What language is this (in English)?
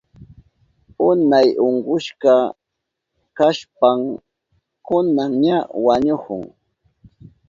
Southern Pastaza Quechua